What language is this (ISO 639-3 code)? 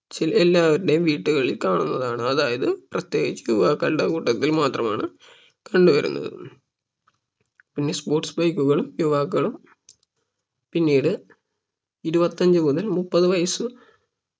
mal